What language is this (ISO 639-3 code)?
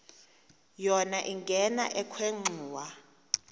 xho